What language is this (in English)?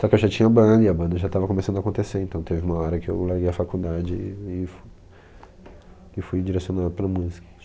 Portuguese